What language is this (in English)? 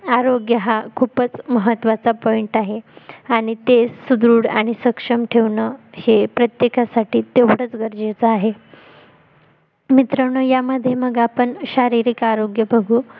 Marathi